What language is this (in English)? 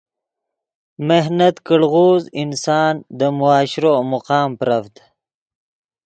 Yidgha